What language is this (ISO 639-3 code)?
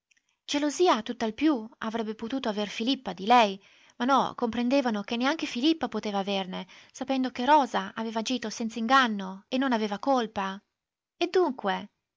ita